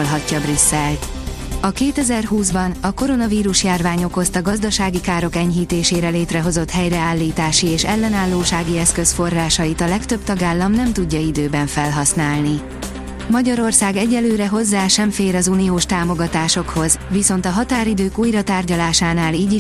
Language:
Hungarian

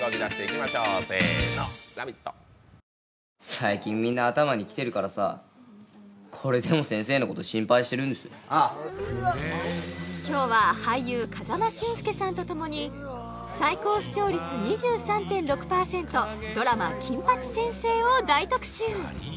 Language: Japanese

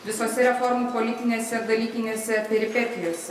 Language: Lithuanian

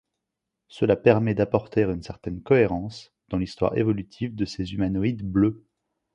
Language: French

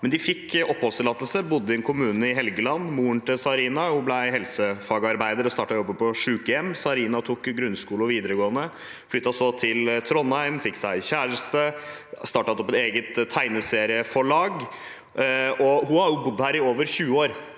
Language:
Norwegian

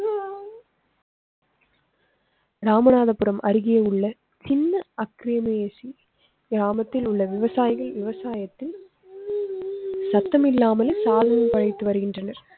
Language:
Tamil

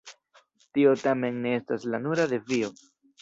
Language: Esperanto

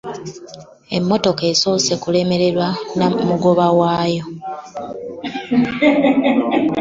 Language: Ganda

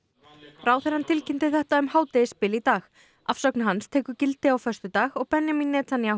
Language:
Icelandic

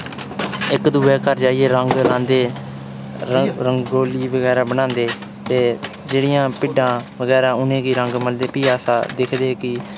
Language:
Dogri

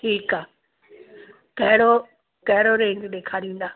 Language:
Sindhi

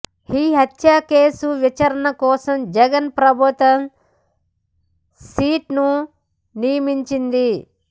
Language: Telugu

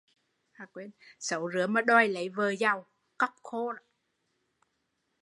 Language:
Vietnamese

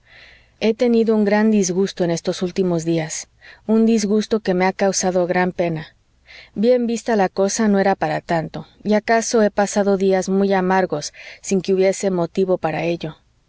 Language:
Spanish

